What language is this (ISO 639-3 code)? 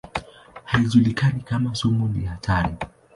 swa